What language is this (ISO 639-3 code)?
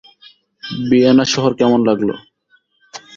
ben